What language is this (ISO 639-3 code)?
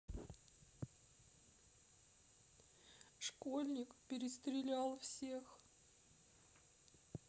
rus